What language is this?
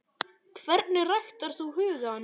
Icelandic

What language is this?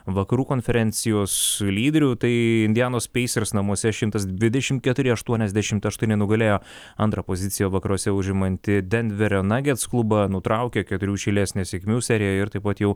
Lithuanian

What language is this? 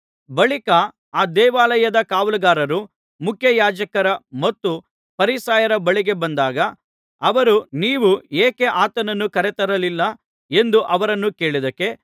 Kannada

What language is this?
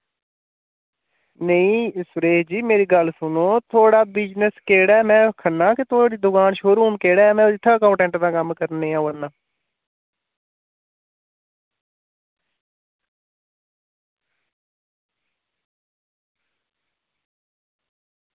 Dogri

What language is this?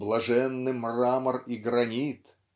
Russian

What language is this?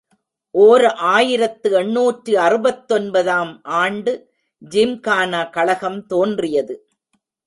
Tamil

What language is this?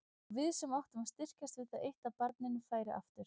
Icelandic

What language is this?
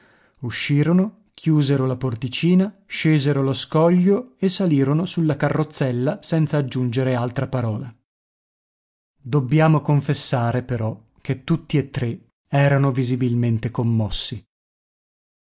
Italian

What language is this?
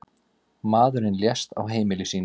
Icelandic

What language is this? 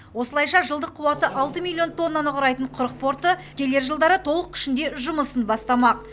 Kazakh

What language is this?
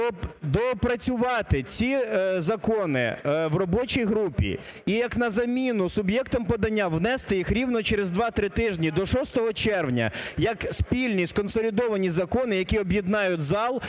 Ukrainian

